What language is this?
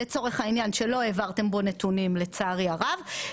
Hebrew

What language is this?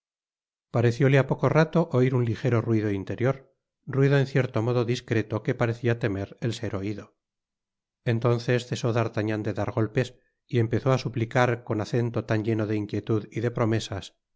Spanish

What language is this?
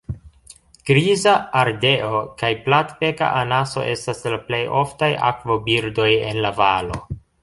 Esperanto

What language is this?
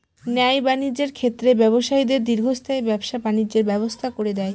Bangla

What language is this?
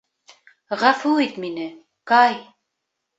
Bashkir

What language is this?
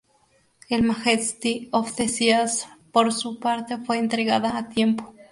Spanish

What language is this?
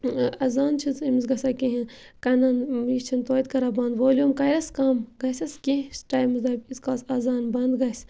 Kashmiri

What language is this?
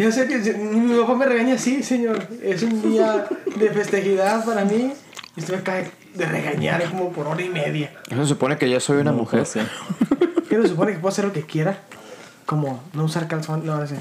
Spanish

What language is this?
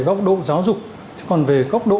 Vietnamese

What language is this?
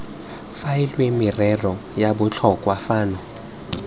Tswana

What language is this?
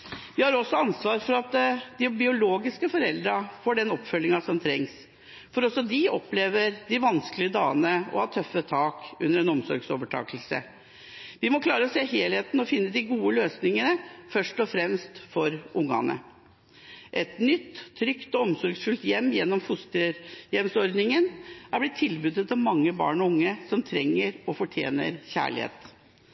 Norwegian Bokmål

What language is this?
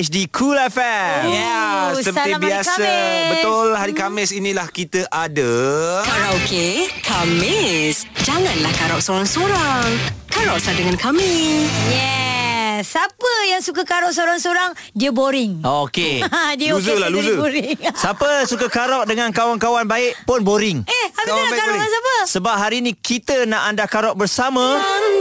Malay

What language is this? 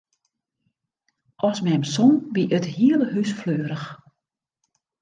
Western Frisian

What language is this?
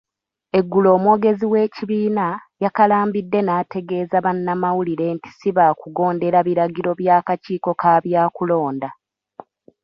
Ganda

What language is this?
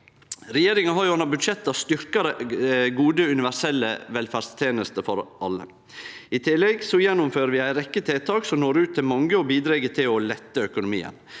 Norwegian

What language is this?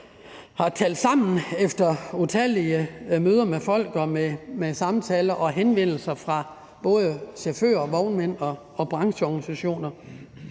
Danish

